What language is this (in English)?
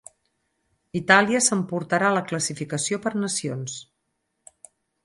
Catalan